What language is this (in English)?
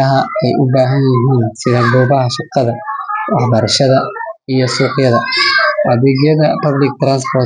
Somali